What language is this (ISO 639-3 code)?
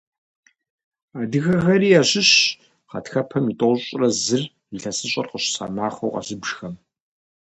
kbd